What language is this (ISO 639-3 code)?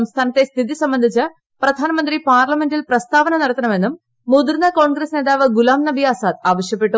mal